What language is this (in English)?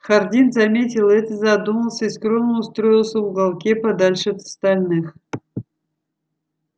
Russian